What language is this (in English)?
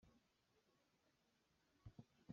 Hakha Chin